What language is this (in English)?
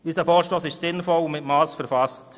Swiss German